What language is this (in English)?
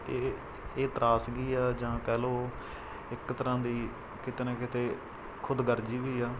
Punjabi